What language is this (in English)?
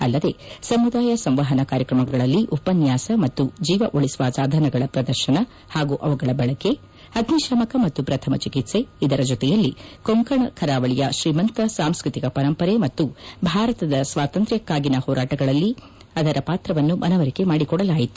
Kannada